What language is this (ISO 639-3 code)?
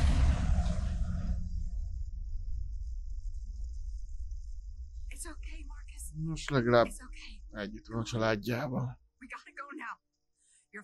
hun